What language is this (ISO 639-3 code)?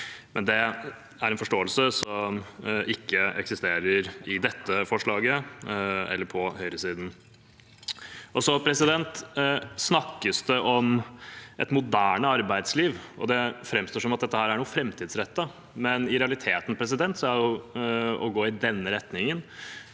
nor